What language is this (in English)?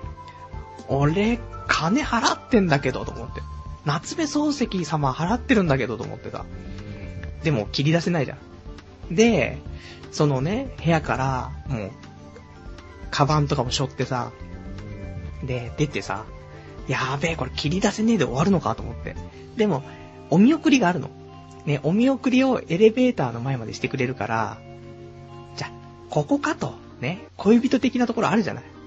Japanese